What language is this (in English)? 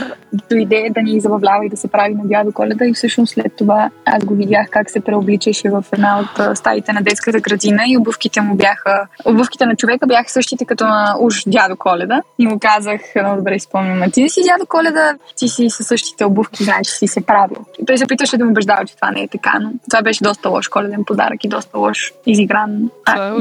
Bulgarian